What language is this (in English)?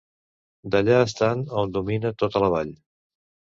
Catalan